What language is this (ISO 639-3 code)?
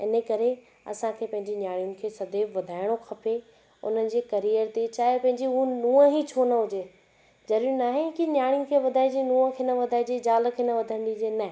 snd